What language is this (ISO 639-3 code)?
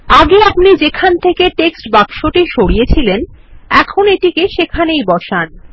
ben